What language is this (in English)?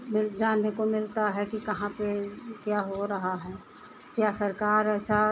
Hindi